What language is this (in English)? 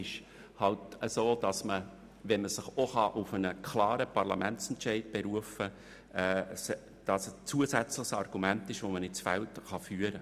Swiss German